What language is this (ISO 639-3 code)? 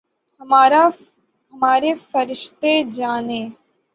urd